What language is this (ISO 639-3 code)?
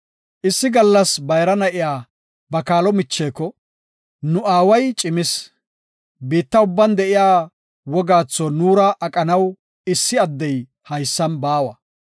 gof